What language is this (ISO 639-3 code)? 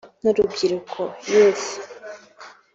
kin